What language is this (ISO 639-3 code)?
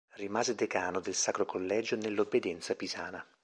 ita